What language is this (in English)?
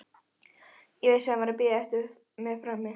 Icelandic